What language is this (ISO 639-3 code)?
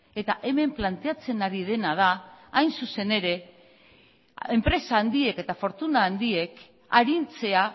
eus